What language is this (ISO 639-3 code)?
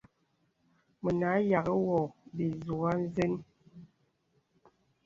beb